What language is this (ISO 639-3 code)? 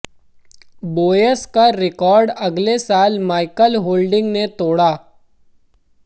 hin